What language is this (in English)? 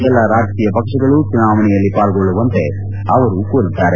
Kannada